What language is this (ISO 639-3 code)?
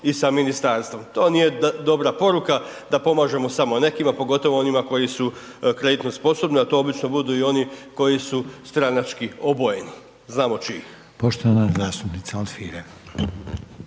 hrv